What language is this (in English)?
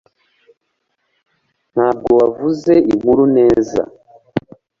Kinyarwanda